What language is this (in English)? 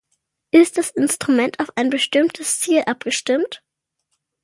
German